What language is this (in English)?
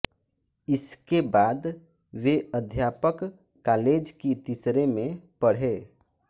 Hindi